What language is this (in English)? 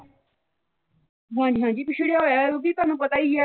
Punjabi